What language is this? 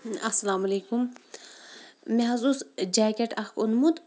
Kashmiri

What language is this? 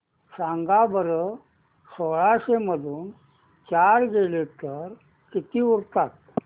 Marathi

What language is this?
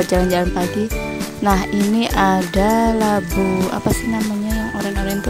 Indonesian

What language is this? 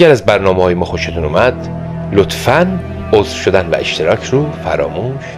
Persian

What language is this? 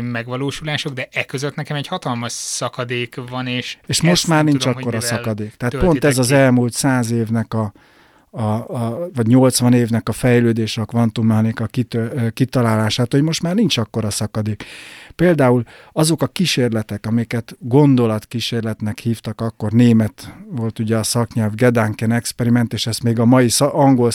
Hungarian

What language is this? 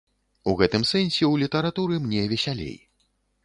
Belarusian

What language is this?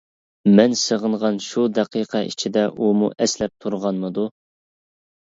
Uyghur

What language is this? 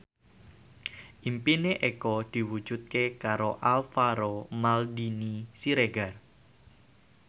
Javanese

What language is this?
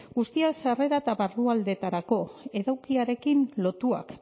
Basque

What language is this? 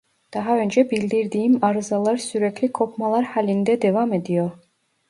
Turkish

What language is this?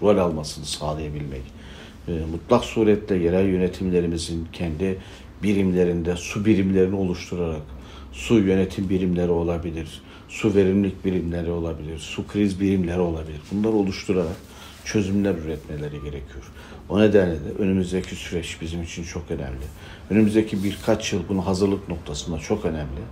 Turkish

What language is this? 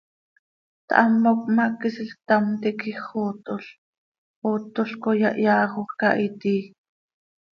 Seri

